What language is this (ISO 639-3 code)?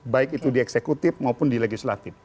ind